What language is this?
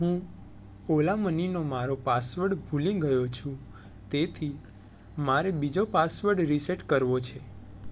Gujarati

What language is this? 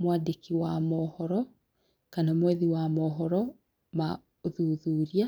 Kikuyu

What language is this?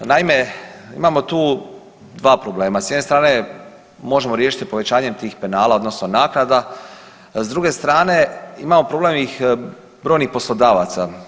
Croatian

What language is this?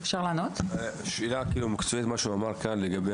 Hebrew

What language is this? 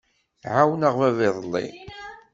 Kabyle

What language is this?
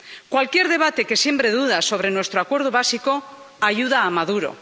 Spanish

